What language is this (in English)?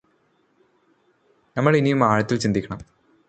Malayalam